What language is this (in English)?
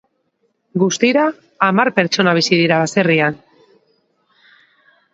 Basque